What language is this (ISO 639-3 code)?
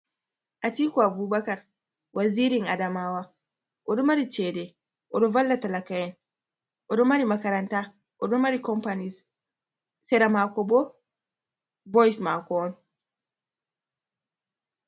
ful